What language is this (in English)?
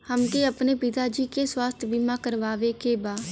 Bhojpuri